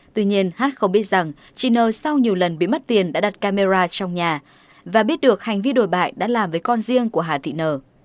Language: Vietnamese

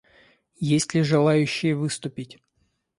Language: Russian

